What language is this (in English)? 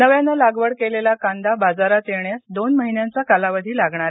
Marathi